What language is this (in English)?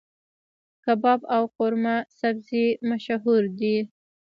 Pashto